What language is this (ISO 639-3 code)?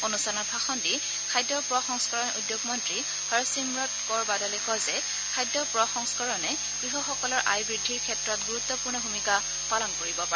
asm